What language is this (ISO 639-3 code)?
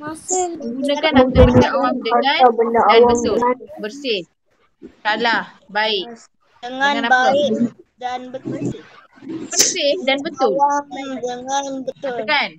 msa